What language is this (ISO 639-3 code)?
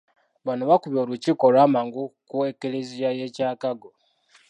lug